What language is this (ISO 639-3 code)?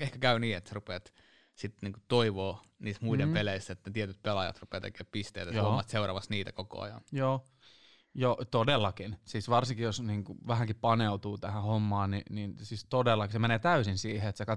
fin